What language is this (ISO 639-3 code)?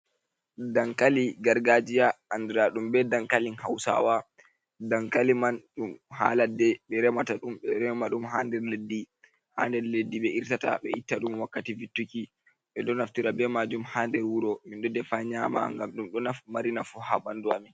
ful